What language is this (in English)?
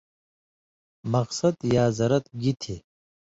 Indus Kohistani